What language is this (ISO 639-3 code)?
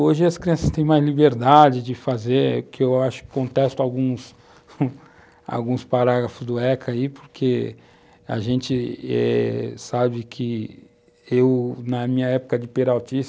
por